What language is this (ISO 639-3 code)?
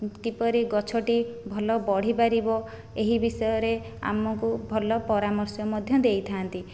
ori